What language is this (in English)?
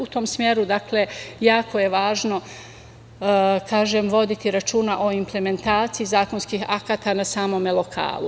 Serbian